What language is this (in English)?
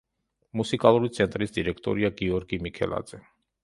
Georgian